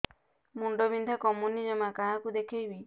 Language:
Odia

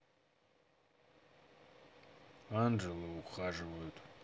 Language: Russian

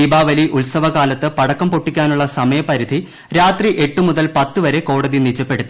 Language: Malayalam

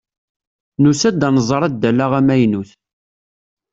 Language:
Kabyle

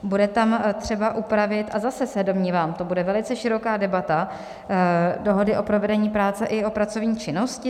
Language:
Czech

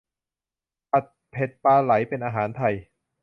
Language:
Thai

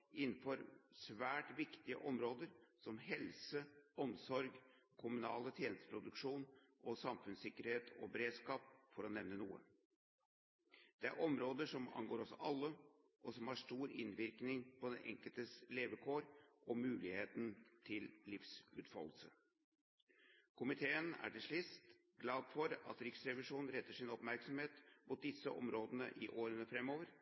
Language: Norwegian Bokmål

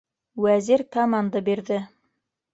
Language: Bashkir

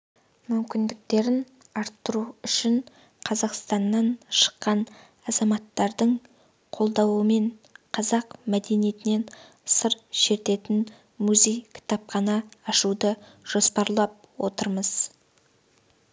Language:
Kazakh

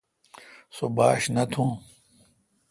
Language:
Kalkoti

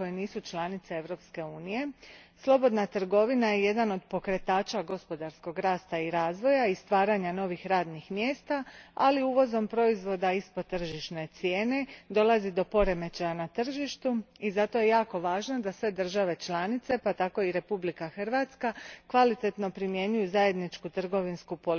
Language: Croatian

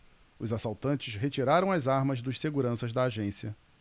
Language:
Portuguese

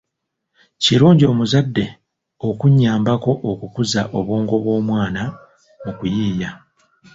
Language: Ganda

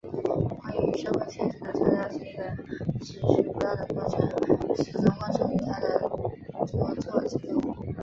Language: Chinese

